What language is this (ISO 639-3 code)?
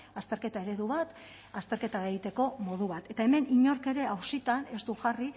eus